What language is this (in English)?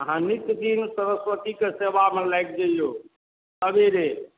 Maithili